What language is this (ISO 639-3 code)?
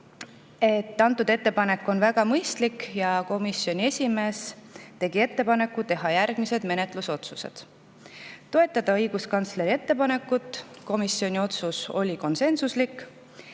est